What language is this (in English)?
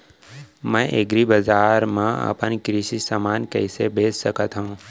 Chhattisgarhi